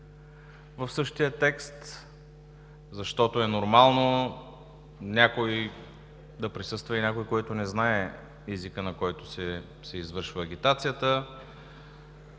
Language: Bulgarian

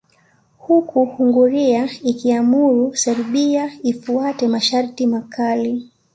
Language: Swahili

